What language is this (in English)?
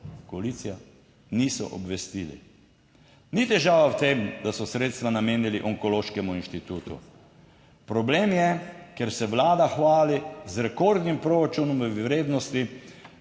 Slovenian